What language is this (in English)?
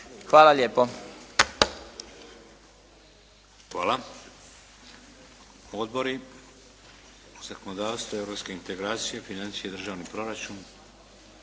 Croatian